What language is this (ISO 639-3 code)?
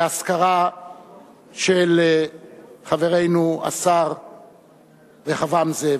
heb